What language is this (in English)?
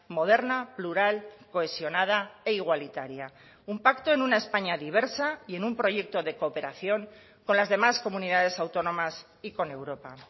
Spanish